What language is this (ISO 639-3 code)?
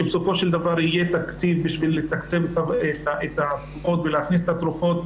heb